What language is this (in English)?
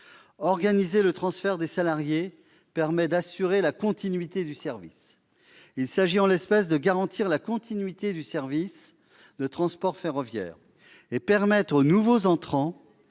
French